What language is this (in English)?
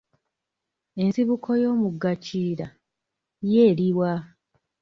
Ganda